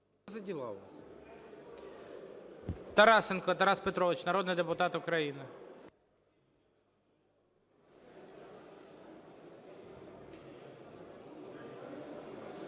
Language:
Ukrainian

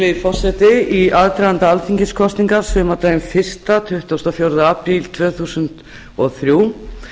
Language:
Icelandic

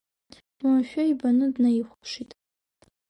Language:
Abkhazian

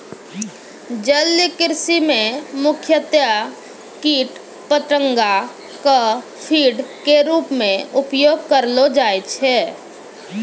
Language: Maithili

